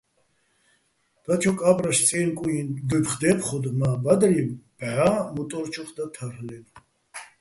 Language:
Bats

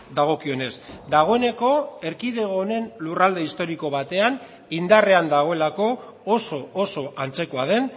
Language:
Basque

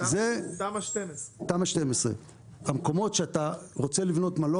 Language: Hebrew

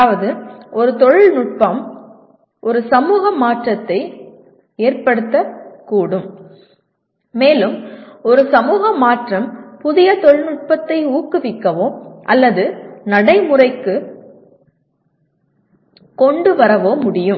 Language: Tamil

